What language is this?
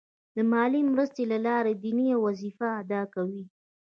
Pashto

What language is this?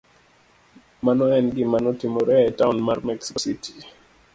Luo (Kenya and Tanzania)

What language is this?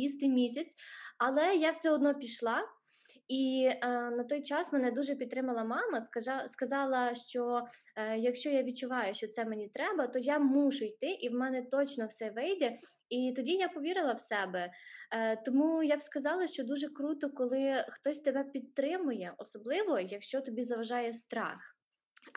Ukrainian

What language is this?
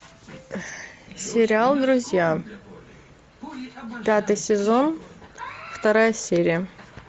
Russian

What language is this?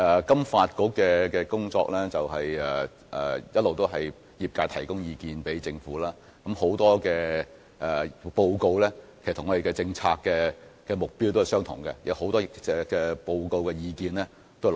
Cantonese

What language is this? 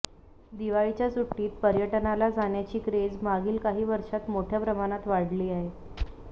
Marathi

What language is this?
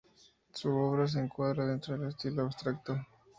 Spanish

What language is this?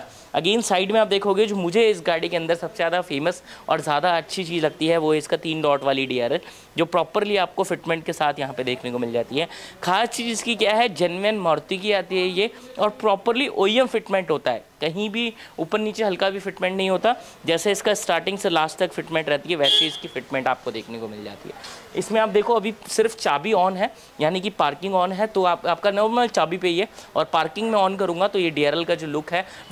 Hindi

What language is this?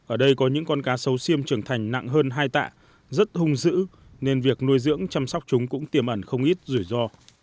Vietnamese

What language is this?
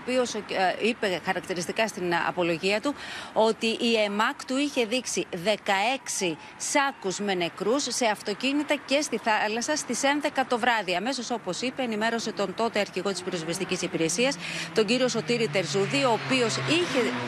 Greek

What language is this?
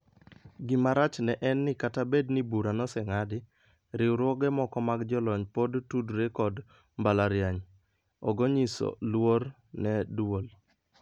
Luo (Kenya and Tanzania)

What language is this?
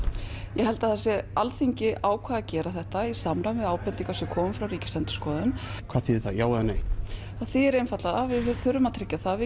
Icelandic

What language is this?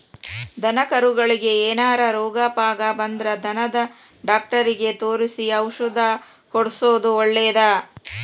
Kannada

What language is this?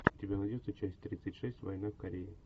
Russian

